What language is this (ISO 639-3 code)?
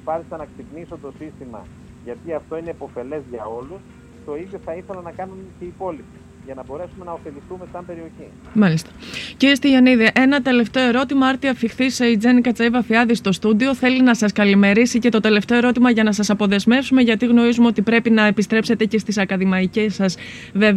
ell